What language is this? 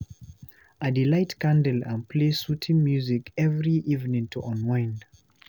Nigerian Pidgin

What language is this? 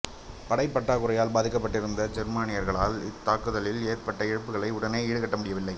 Tamil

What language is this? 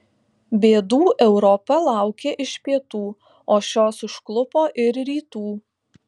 Lithuanian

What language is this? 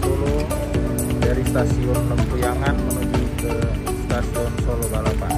Indonesian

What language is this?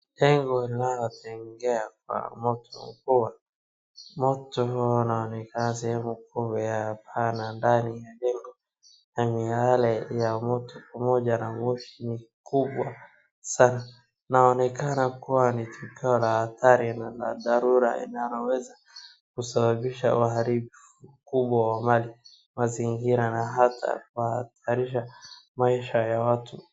Swahili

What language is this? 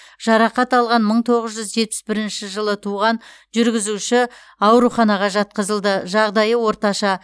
Kazakh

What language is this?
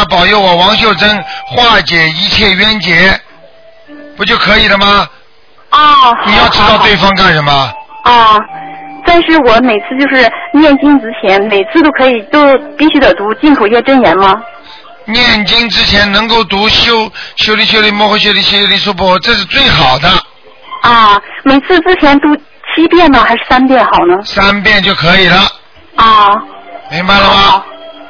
Chinese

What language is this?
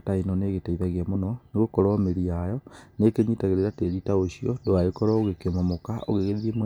Kikuyu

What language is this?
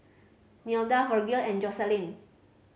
English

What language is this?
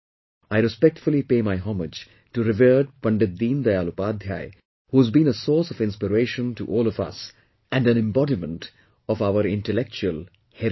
English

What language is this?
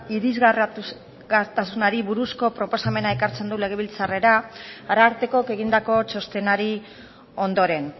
Basque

